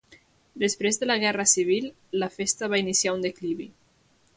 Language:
Catalan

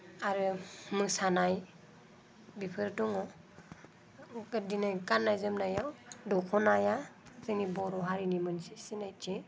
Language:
Bodo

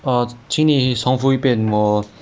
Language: English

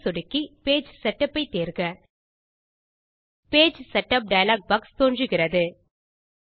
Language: Tamil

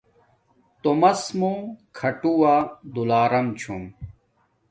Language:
Domaaki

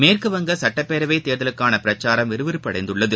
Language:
Tamil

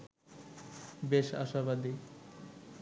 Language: Bangla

